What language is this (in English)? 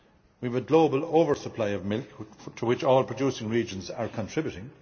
English